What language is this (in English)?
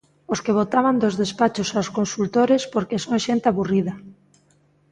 Galician